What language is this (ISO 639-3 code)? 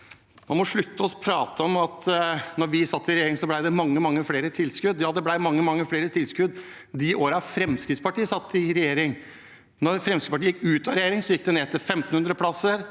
nor